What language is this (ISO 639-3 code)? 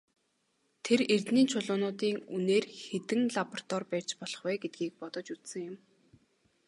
mon